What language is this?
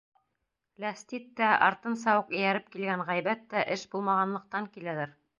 Bashkir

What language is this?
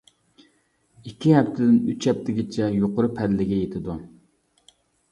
Uyghur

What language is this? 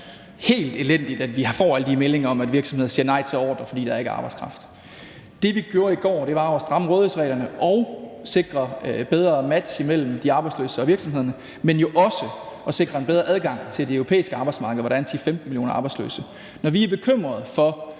Danish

